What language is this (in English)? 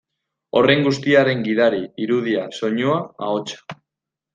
Basque